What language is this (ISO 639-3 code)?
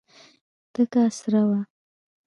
pus